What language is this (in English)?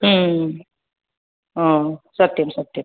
Sanskrit